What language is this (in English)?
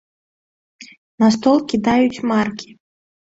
Belarusian